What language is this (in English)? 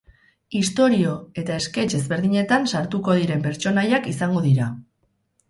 Basque